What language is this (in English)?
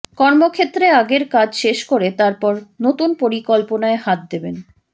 Bangla